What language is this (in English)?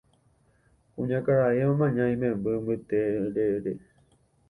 Guarani